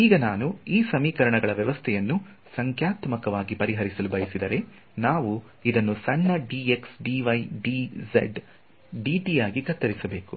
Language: Kannada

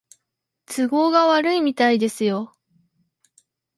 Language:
Japanese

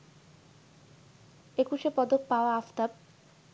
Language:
Bangla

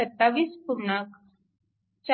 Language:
Marathi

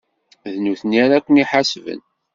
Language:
Kabyle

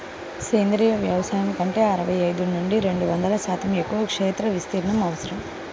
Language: Telugu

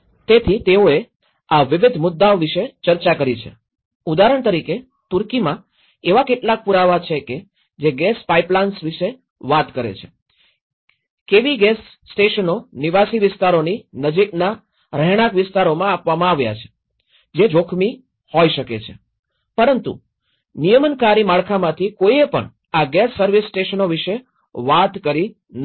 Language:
Gujarati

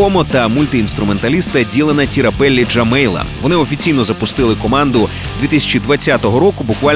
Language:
Ukrainian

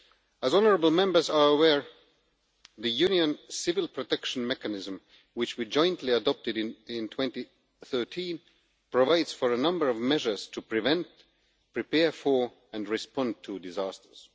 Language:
English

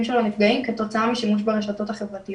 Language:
Hebrew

